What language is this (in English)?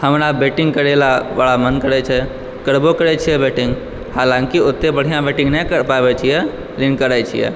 Maithili